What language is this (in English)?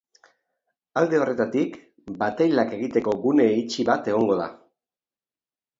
Basque